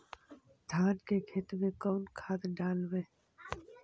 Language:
Magahi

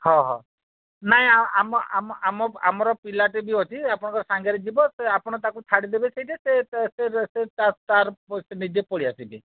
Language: Odia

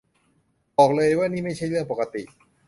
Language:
Thai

